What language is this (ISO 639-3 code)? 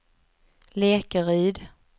swe